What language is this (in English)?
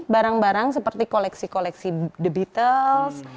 Indonesian